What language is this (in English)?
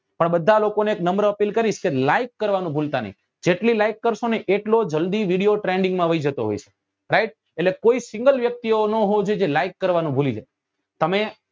Gujarati